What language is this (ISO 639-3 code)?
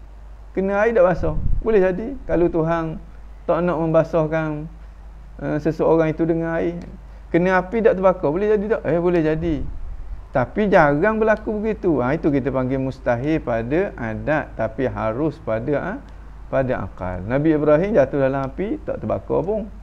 msa